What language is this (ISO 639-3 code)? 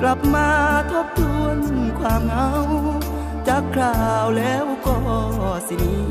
tha